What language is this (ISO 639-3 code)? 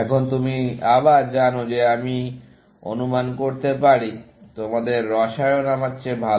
ben